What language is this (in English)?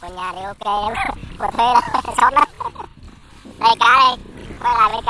Vietnamese